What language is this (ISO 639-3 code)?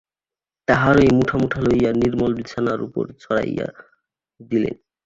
ben